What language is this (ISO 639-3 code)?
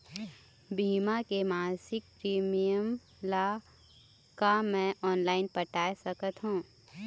hne